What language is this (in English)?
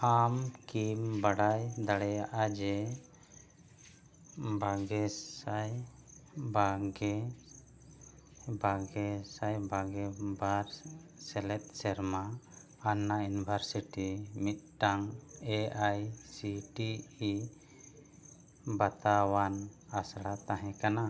Santali